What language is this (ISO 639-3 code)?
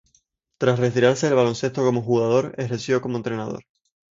spa